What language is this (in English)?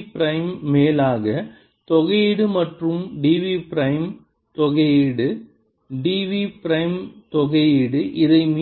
Tamil